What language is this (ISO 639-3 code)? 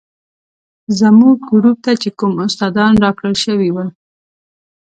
pus